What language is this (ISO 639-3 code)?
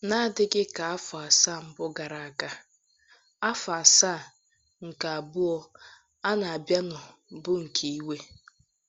ibo